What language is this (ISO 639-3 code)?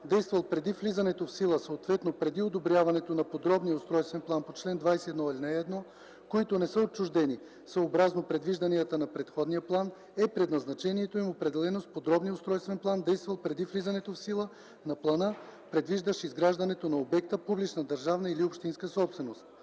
bul